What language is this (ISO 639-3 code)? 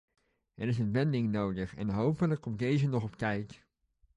nld